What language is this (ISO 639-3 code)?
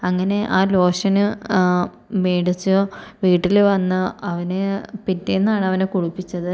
mal